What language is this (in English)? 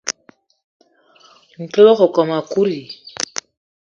Eton (Cameroon)